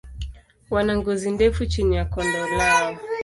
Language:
Swahili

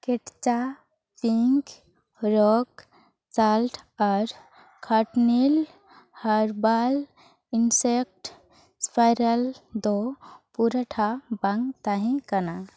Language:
Santali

